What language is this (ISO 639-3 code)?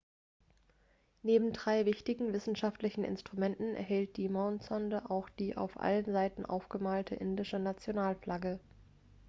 deu